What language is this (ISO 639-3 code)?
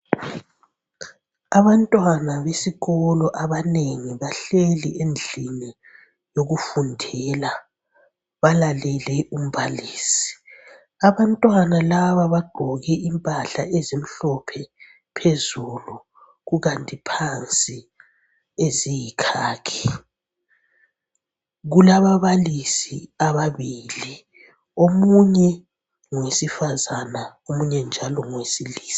nde